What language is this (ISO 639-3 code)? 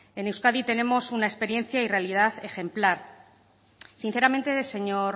spa